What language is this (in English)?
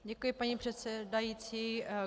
Czech